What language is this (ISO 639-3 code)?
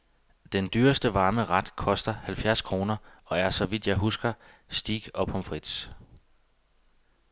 dan